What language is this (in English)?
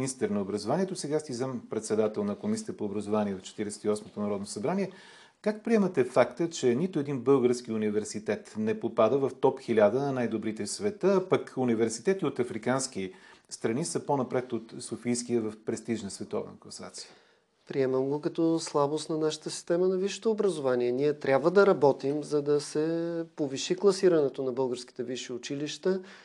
Bulgarian